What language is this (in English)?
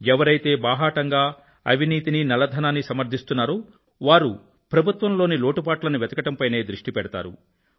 Telugu